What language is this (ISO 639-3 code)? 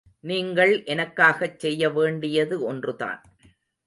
tam